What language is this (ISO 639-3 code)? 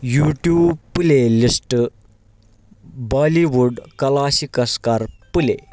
kas